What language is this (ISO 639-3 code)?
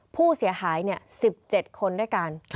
tha